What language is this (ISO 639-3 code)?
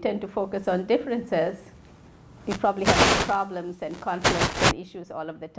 eng